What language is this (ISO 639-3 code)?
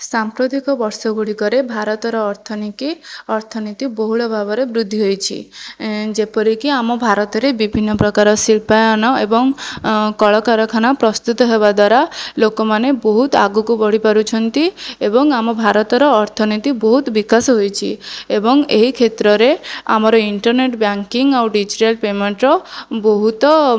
ori